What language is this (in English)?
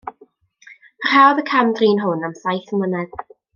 Welsh